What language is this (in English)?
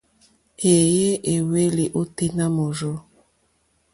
Mokpwe